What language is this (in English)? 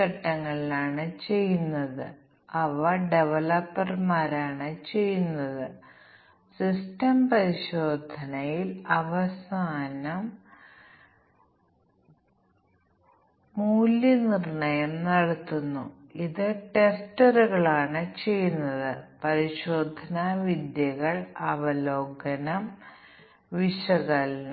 Malayalam